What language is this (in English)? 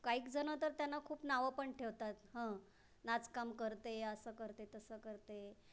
Marathi